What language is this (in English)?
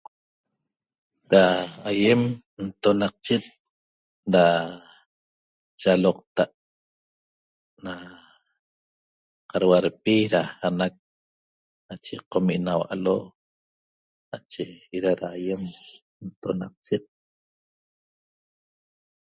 Toba